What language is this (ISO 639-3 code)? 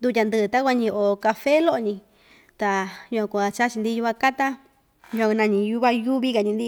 vmj